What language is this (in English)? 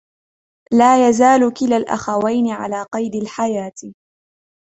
Arabic